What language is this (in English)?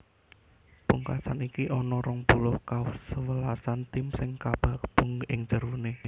Javanese